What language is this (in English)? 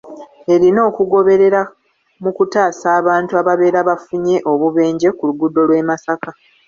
Ganda